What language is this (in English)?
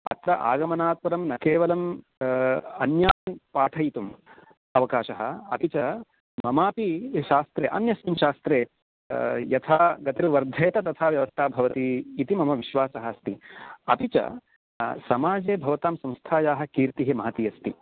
Sanskrit